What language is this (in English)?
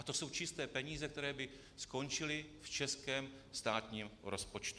Czech